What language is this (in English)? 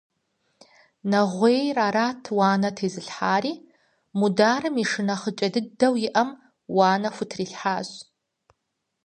Kabardian